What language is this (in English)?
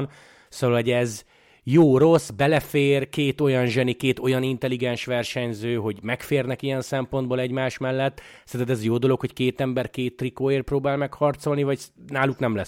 Hungarian